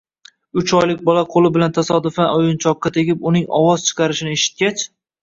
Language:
Uzbek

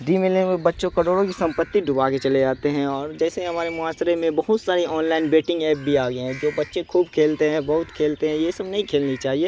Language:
Urdu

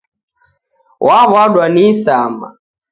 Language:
Taita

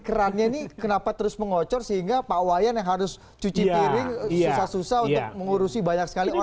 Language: Indonesian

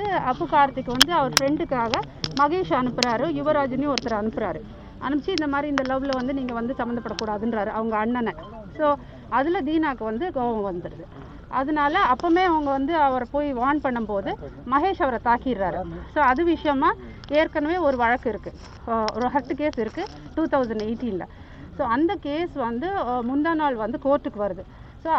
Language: Tamil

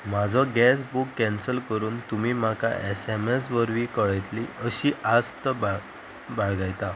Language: Konkani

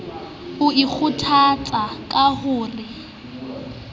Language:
Southern Sotho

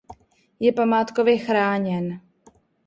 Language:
Czech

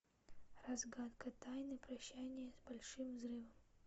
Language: Russian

